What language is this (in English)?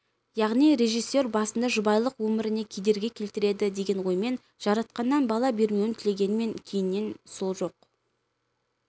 Kazakh